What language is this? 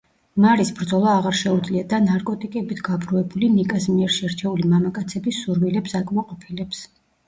Georgian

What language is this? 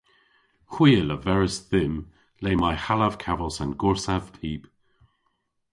Cornish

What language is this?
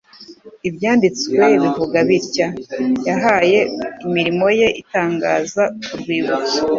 Kinyarwanda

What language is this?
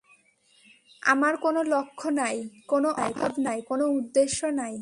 Bangla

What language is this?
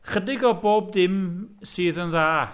Welsh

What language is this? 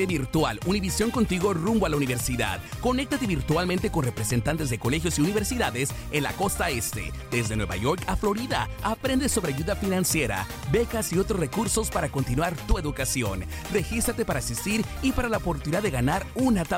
Spanish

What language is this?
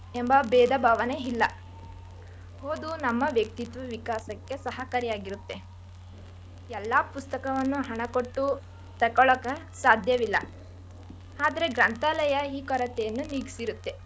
Kannada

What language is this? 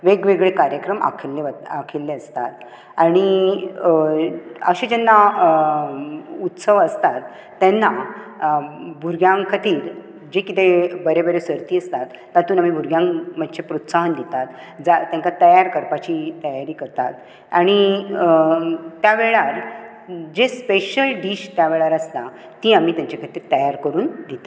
Konkani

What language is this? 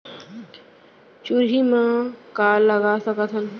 Chhattisgarhi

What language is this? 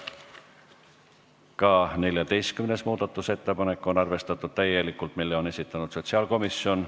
Estonian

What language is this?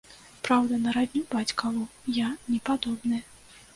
Belarusian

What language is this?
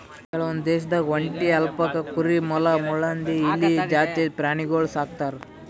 Kannada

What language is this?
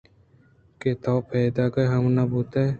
Eastern Balochi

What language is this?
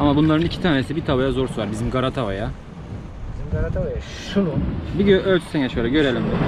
Turkish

